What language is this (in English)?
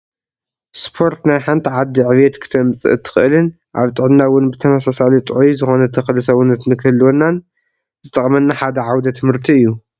Tigrinya